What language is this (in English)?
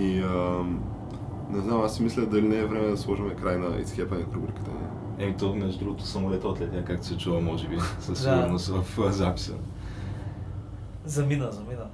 Bulgarian